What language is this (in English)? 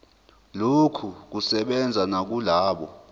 Zulu